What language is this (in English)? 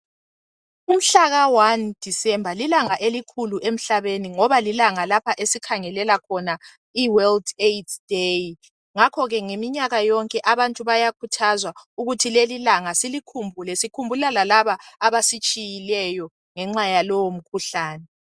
North Ndebele